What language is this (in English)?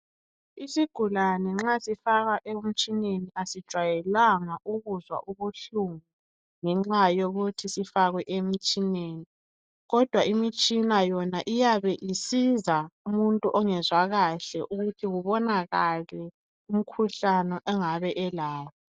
North Ndebele